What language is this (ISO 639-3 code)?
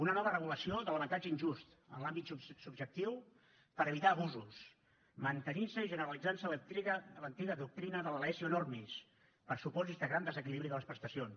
cat